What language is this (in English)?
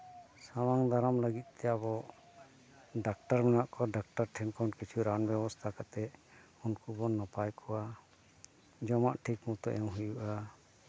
Santali